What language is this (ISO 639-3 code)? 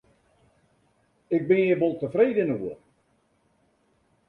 fry